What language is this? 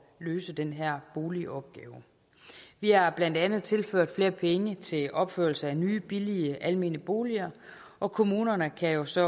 Danish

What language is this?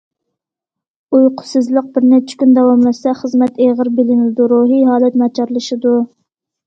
Uyghur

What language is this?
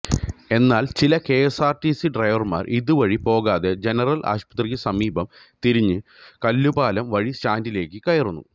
Malayalam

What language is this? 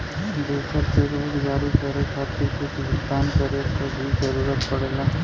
Bhojpuri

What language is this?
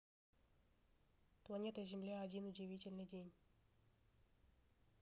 Russian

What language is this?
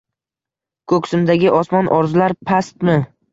Uzbek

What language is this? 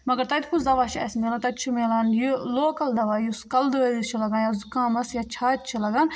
Kashmiri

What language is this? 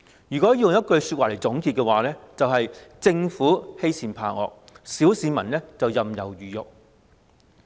Cantonese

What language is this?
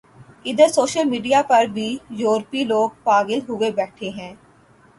Urdu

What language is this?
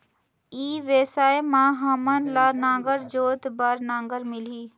Chhattisgarhi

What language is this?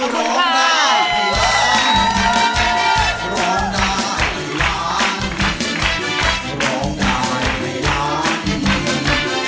Thai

